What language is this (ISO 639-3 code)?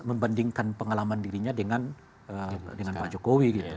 ind